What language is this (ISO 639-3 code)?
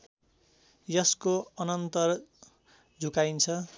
nep